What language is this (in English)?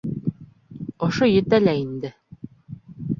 Bashkir